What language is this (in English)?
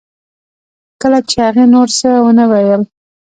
Pashto